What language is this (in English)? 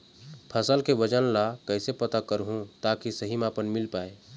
Chhattisgarhi